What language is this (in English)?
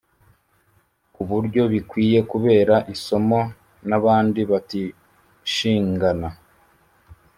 Kinyarwanda